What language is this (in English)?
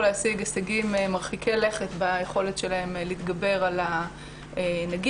Hebrew